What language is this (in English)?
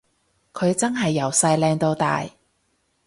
Cantonese